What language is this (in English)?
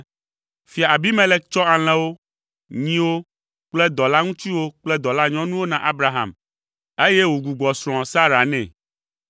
Ewe